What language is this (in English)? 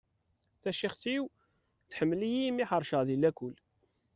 Kabyle